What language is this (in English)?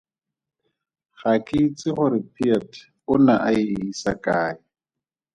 Tswana